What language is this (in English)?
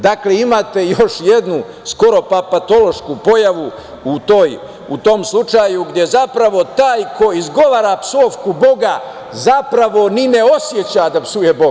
Serbian